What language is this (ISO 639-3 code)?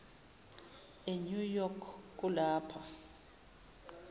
zul